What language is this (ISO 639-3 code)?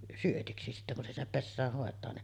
fin